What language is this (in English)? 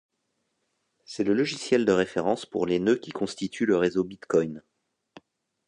French